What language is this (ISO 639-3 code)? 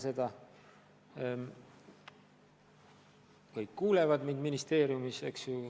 est